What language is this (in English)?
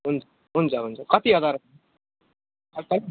Nepali